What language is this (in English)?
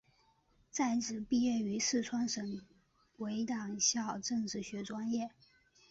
Chinese